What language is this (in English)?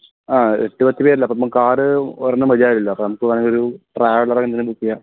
Malayalam